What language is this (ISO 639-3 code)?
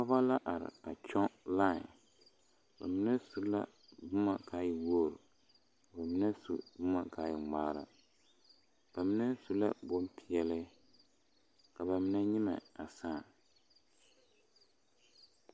dga